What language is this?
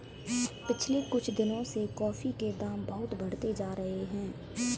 Hindi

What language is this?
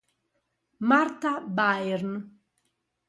Italian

